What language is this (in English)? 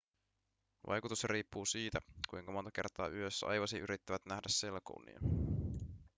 Finnish